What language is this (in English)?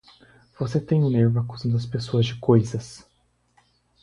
Portuguese